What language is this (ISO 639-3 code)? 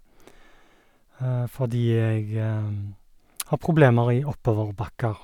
nor